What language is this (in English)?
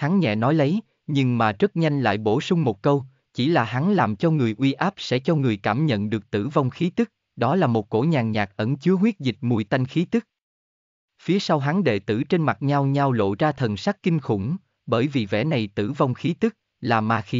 Vietnamese